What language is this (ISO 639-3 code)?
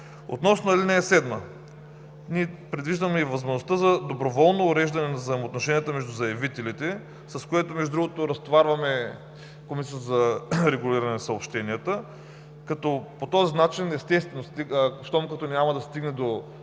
bul